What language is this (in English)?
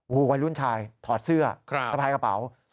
Thai